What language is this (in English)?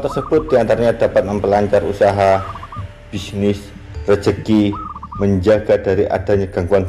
Indonesian